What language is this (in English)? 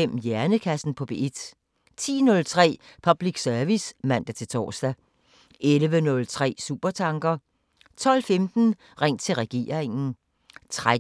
Danish